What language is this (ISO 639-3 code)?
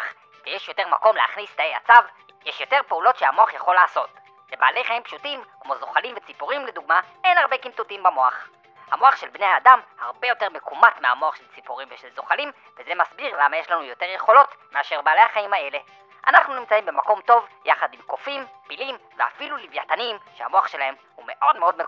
heb